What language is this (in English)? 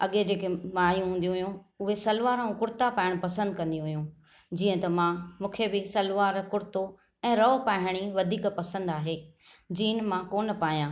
Sindhi